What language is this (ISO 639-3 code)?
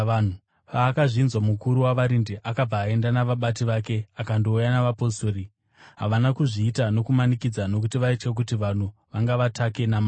sna